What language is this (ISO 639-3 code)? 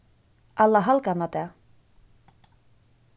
fao